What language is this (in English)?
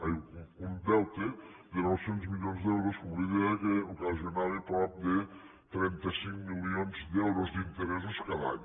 Catalan